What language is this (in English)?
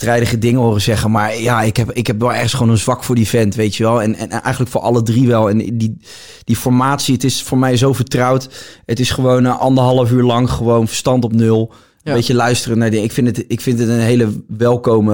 Dutch